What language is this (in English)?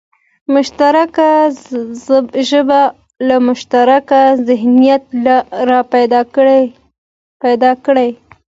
Pashto